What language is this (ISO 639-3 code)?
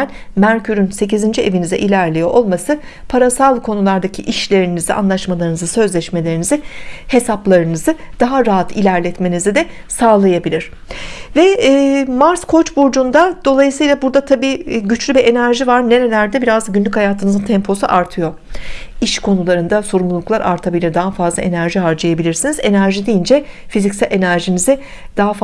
tur